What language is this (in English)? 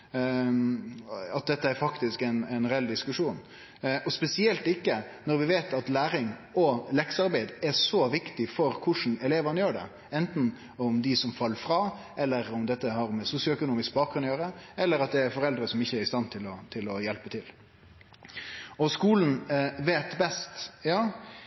Norwegian Nynorsk